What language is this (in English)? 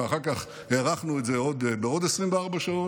Hebrew